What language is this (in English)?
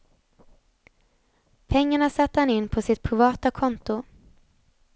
Swedish